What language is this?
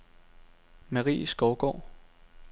Danish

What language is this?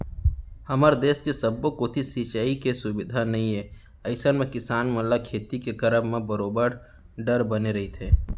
Chhattisgarhi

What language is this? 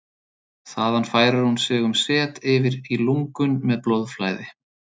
Icelandic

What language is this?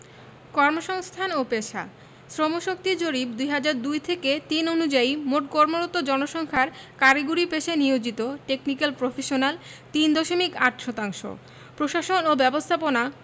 Bangla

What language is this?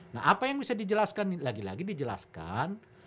Indonesian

